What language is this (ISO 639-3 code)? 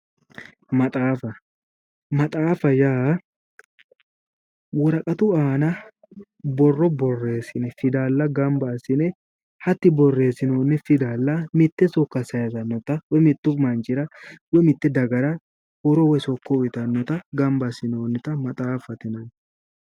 sid